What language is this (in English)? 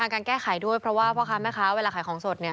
Thai